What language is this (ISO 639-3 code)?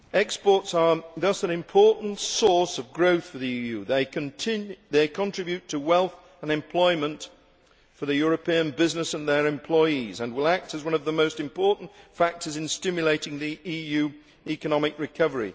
eng